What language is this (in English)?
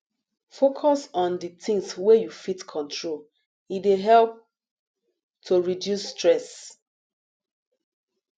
Nigerian Pidgin